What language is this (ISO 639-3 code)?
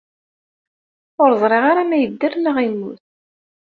kab